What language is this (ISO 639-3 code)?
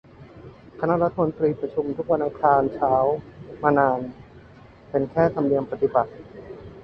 tha